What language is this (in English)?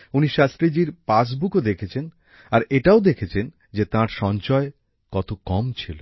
Bangla